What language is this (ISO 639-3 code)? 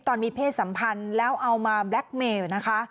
tha